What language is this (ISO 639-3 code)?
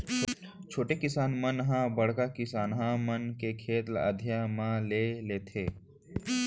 hne